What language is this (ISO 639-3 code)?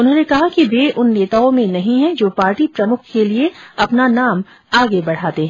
hin